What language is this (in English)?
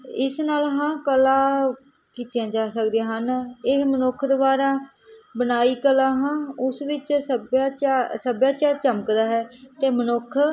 Punjabi